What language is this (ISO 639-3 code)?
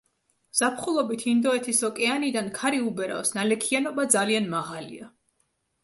kat